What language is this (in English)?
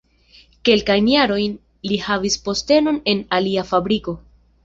Esperanto